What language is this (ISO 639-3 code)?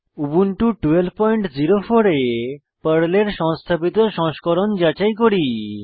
ben